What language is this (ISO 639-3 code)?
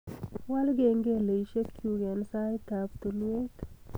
kln